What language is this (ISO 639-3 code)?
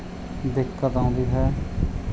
pan